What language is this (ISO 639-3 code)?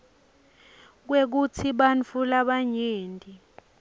ssw